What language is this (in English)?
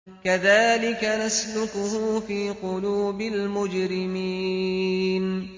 Arabic